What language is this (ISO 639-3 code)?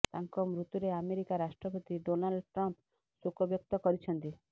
ori